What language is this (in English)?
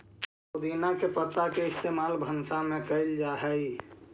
Magahi